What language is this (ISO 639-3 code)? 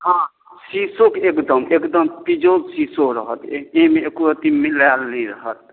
mai